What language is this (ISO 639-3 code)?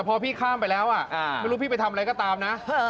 tha